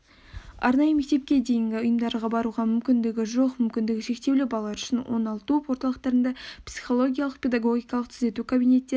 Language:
Kazakh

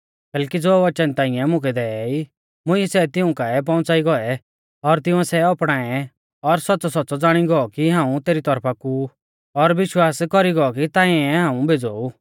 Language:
Mahasu Pahari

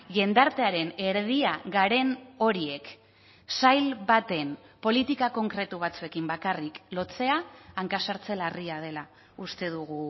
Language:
Basque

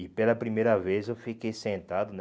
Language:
Portuguese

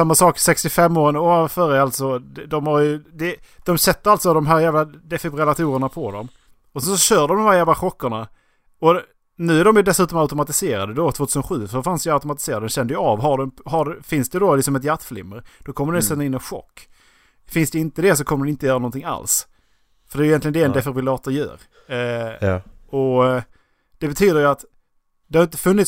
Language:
Swedish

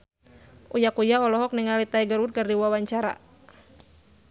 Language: Sundanese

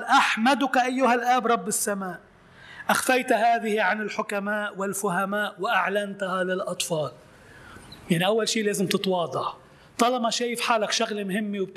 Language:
Arabic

